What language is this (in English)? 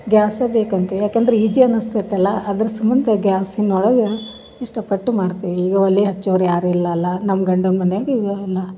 Kannada